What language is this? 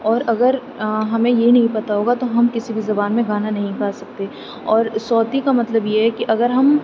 Urdu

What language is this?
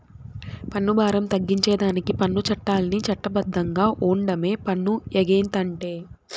Telugu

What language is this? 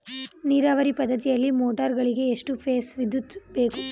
Kannada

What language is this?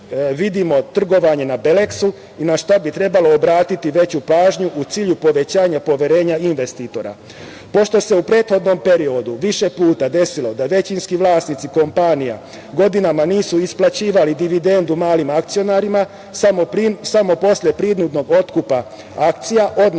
Serbian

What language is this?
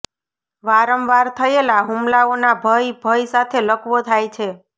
Gujarati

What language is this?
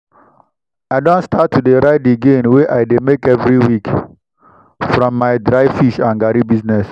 Nigerian Pidgin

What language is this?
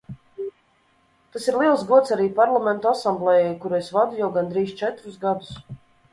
Latvian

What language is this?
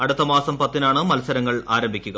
Malayalam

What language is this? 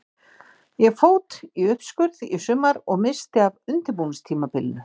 Icelandic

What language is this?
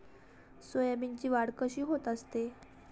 Marathi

